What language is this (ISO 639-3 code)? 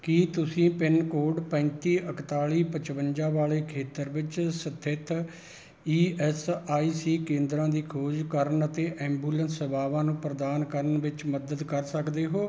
pan